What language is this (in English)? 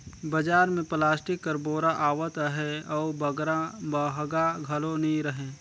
Chhattisgarhi